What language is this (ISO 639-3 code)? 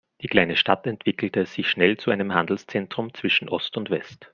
deu